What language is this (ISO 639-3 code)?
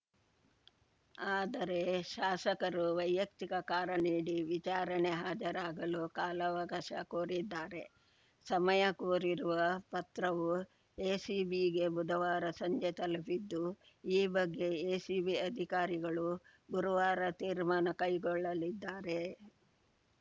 kan